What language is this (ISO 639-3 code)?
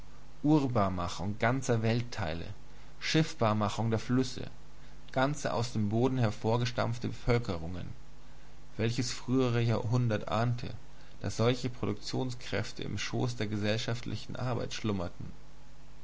deu